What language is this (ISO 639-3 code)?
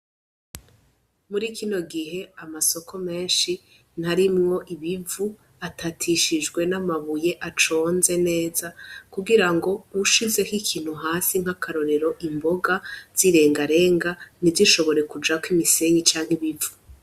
run